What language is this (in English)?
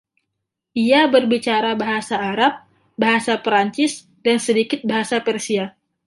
Indonesian